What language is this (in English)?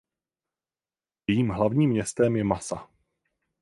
Czech